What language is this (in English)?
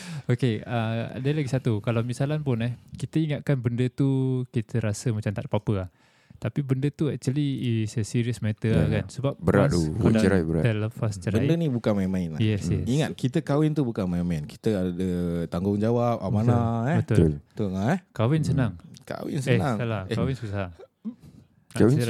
Malay